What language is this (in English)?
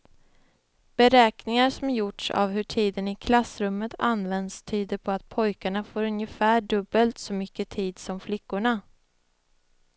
Swedish